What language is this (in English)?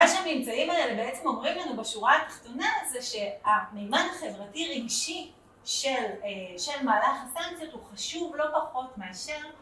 Hebrew